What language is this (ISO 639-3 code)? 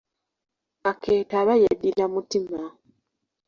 lug